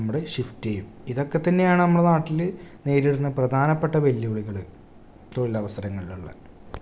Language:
Malayalam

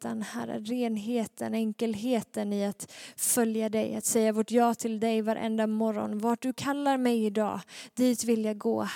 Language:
Swedish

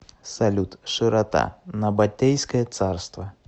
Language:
Russian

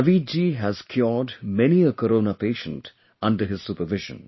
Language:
English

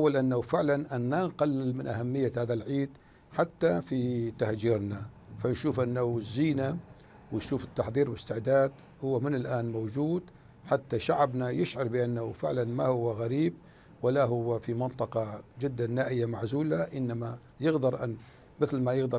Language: Arabic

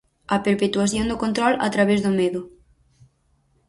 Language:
Galician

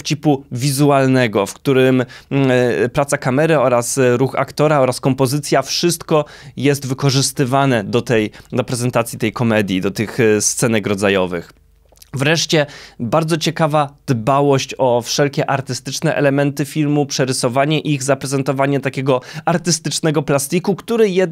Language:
Polish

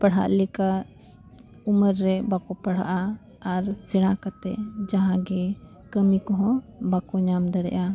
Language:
Santali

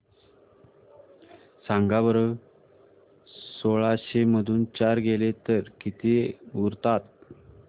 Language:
Marathi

